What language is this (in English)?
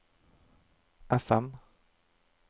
Norwegian